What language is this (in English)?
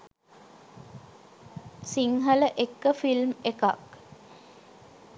Sinhala